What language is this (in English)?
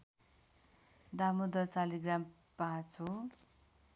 Nepali